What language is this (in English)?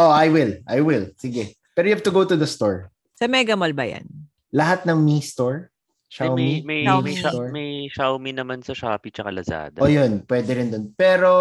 Filipino